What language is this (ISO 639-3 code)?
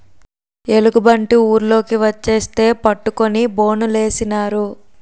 tel